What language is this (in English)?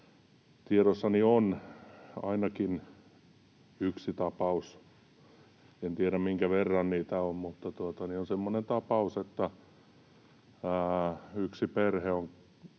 Finnish